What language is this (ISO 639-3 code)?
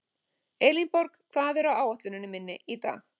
isl